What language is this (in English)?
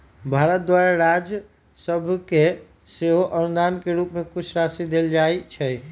Magahi